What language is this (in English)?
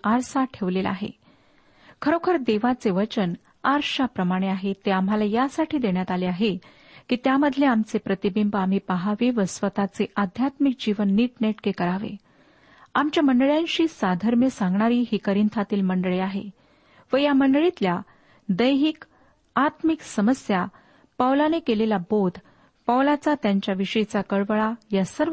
Marathi